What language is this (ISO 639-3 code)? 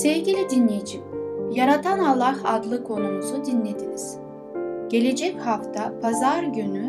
tur